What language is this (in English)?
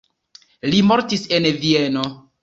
Esperanto